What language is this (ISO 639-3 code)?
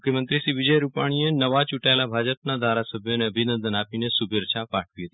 guj